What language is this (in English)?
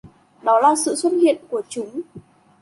Vietnamese